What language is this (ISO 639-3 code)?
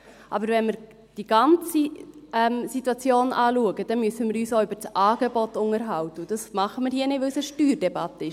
gsw